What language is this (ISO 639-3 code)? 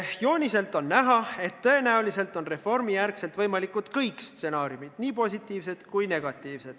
est